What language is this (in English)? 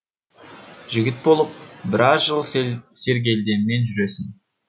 Kazakh